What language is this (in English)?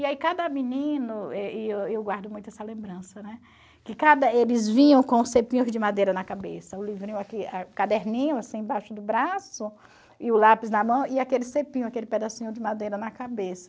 Portuguese